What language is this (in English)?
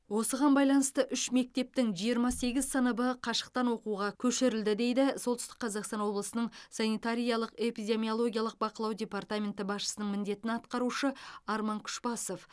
Kazakh